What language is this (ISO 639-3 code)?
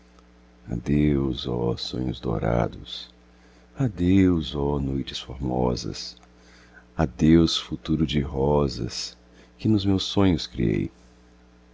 por